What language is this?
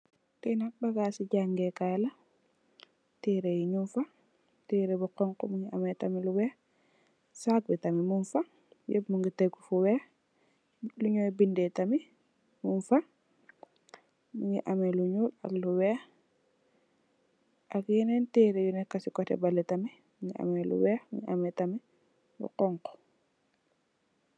Wolof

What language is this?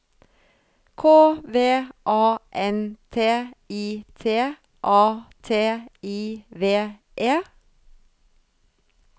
Norwegian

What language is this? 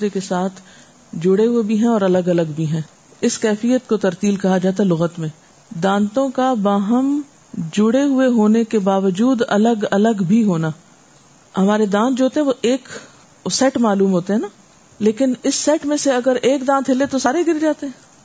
Urdu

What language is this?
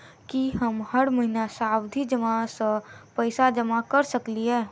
Maithili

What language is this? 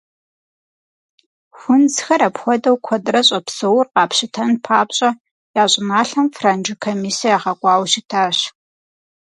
Kabardian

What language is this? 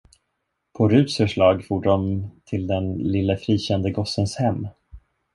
Swedish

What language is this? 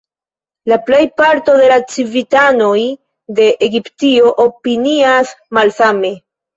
Esperanto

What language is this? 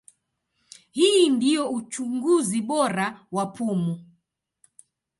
Swahili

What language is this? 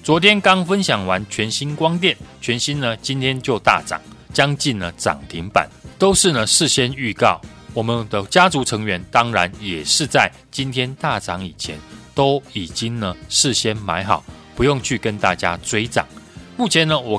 Chinese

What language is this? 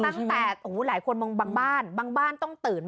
Thai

